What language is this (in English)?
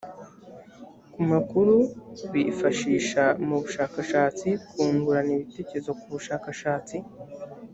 Kinyarwanda